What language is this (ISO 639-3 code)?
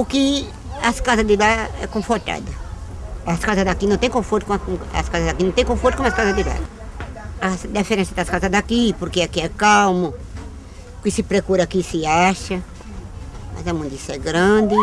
por